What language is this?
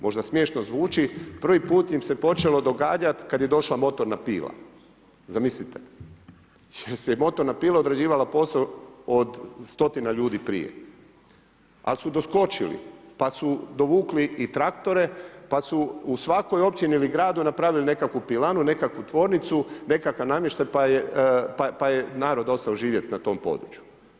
Croatian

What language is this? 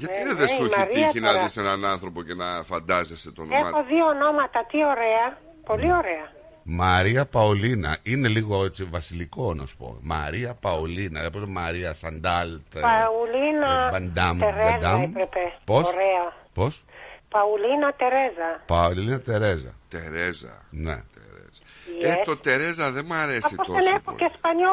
Greek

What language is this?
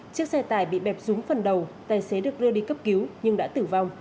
Vietnamese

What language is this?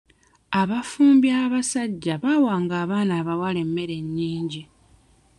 Ganda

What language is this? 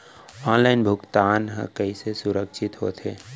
Chhattisgarhi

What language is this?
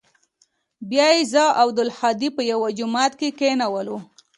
Pashto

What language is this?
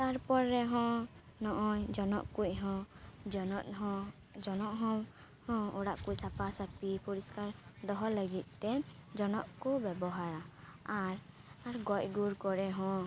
Santali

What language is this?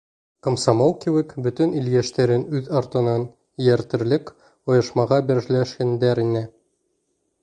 Bashkir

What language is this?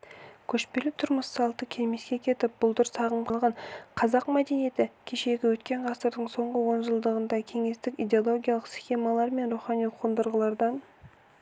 Kazakh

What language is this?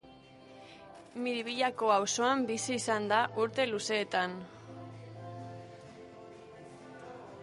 Basque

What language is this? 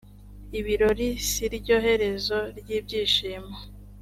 Kinyarwanda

